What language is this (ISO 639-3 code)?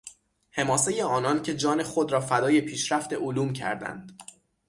fas